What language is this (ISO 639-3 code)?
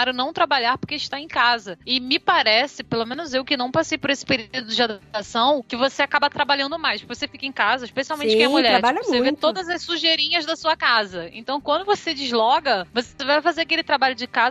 por